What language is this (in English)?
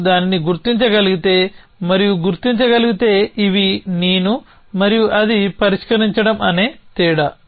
Telugu